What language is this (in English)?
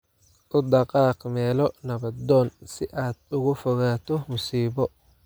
Somali